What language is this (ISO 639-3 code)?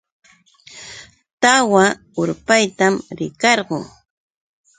qux